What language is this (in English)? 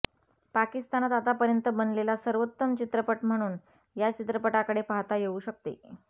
Marathi